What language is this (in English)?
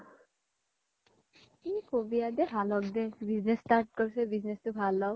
Assamese